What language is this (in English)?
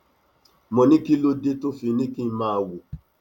Yoruba